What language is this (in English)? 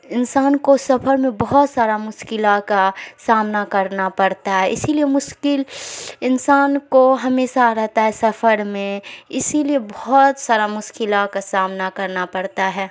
Urdu